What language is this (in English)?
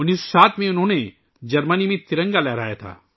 Urdu